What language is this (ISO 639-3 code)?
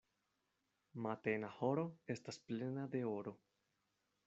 epo